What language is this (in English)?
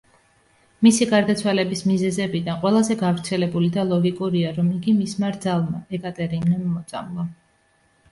Georgian